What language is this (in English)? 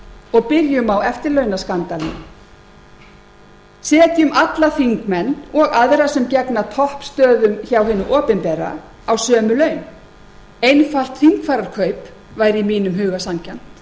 Icelandic